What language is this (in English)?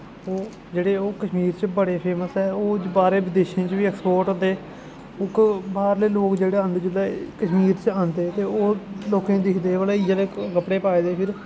Dogri